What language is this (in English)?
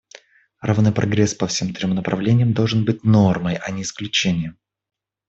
Russian